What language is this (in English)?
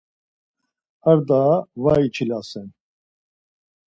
Laz